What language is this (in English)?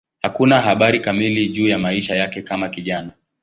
Swahili